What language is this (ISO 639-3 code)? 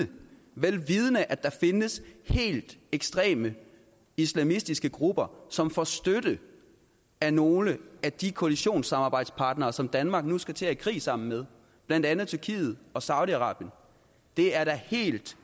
dan